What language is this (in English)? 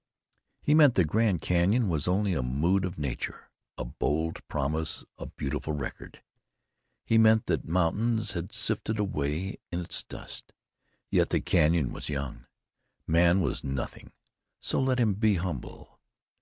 English